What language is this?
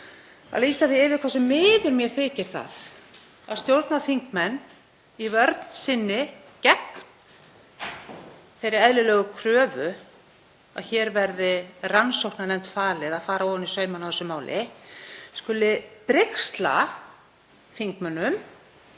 Icelandic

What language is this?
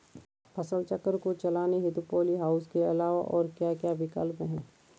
Hindi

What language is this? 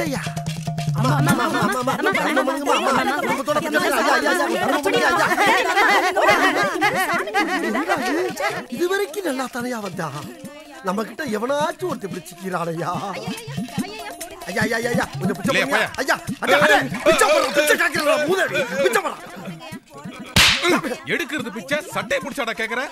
English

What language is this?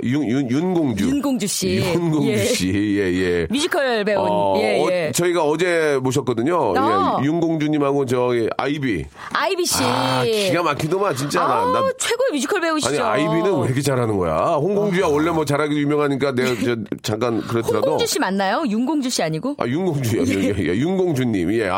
Korean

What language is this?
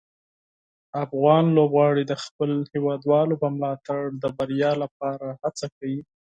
Pashto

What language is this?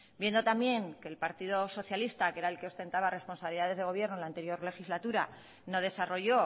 Spanish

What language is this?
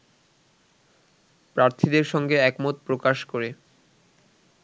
Bangla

